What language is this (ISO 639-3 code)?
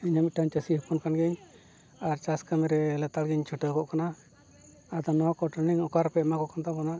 sat